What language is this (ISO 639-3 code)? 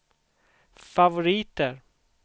swe